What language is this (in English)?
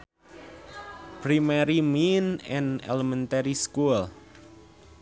Sundanese